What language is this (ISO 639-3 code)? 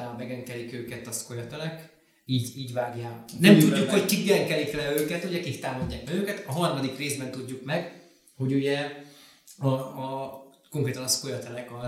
hun